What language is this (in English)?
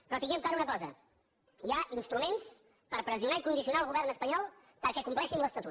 Catalan